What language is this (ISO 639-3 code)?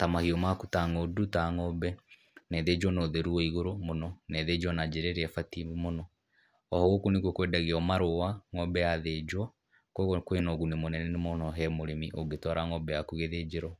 kik